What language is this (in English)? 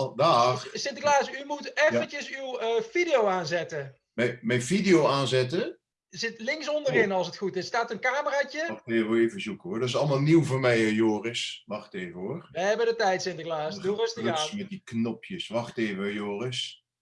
Dutch